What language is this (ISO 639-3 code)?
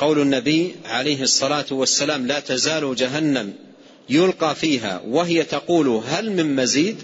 ara